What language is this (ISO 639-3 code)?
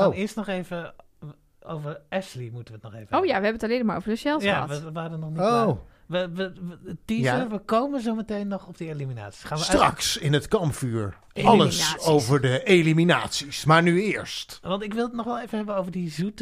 nld